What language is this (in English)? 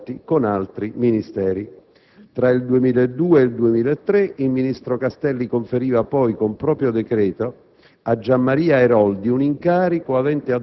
Italian